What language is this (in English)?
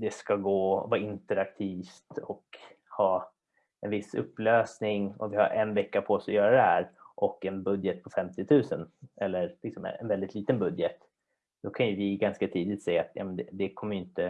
Swedish